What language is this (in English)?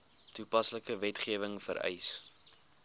Afrikaans